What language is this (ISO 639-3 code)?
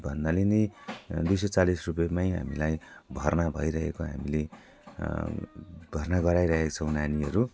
nep